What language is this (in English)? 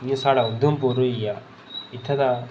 Dogri